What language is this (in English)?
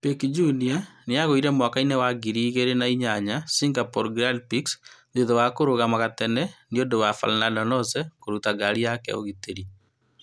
Kikuyu